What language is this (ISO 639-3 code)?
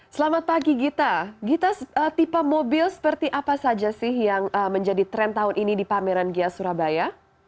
ind